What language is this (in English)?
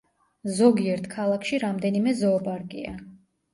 Georgian